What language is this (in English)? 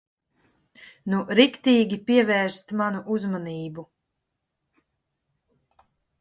Latvian